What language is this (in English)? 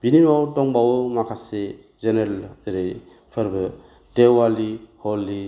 Bodo